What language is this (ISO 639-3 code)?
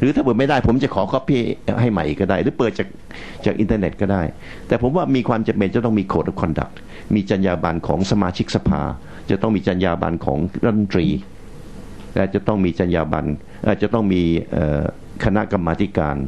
tha